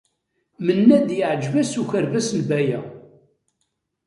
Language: Kabyle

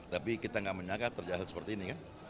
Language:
Indonesian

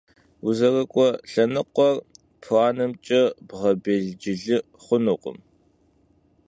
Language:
Kabardian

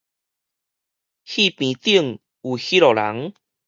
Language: Min Nan Chinese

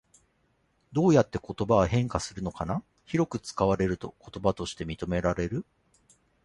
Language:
Japanese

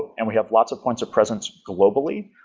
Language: English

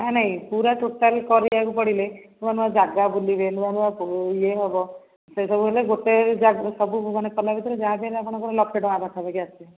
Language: Odia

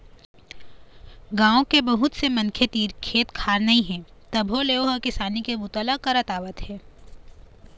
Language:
Chhattisgarhi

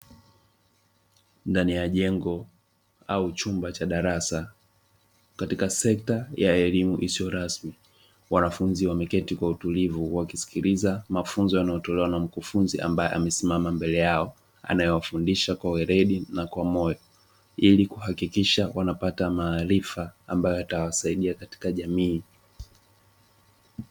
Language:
Swahili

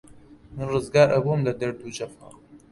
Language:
Central Kurdish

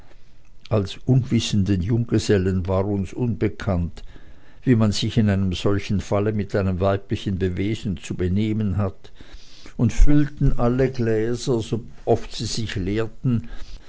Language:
German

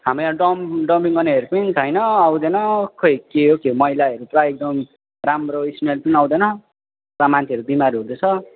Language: Nepali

